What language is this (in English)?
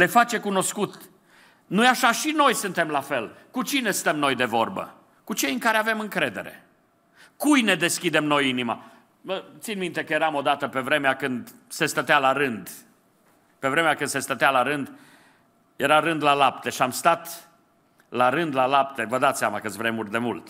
Romanian